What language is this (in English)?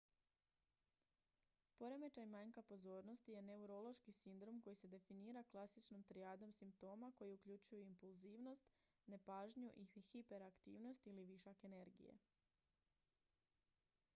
Croatian